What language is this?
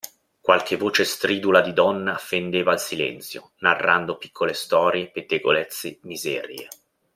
Italian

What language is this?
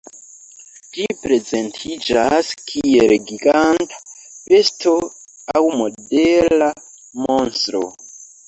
Esperanto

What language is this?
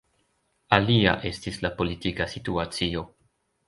Esperanto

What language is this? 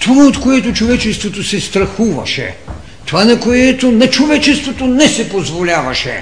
Bulgarian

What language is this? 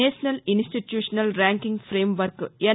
Telugu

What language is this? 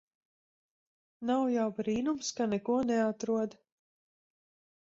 Latvian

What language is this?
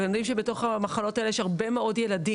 Hebrew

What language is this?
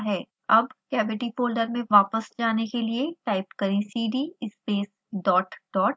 Hindi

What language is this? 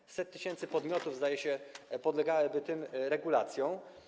Polish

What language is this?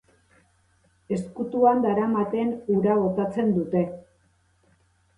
Basque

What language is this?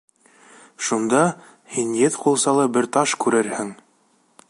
Bashkir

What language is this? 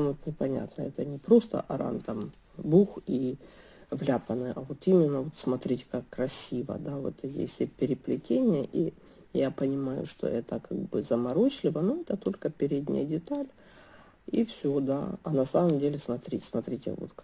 Russian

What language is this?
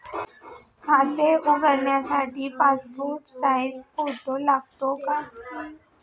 Marathi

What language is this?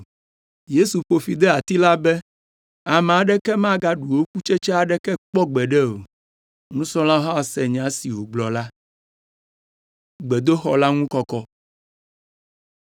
Ewe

